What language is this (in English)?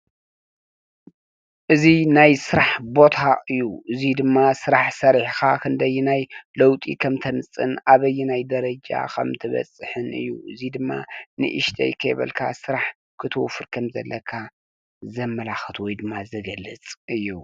Tigrinya